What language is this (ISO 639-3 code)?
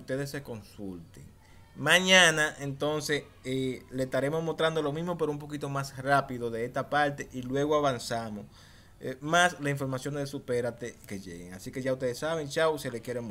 spa